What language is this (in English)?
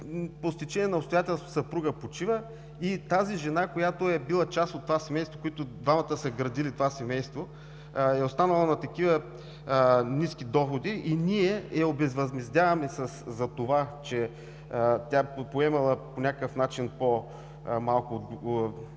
Bulgarian